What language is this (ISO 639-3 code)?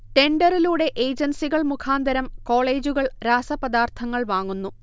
mal